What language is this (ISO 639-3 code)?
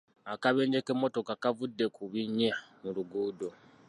lug